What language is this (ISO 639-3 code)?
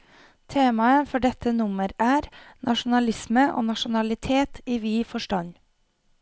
nor